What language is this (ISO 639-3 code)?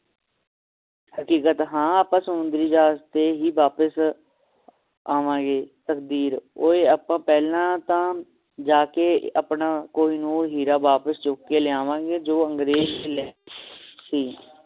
pan